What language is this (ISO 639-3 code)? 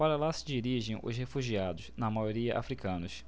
por